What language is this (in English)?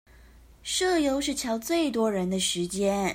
Chinese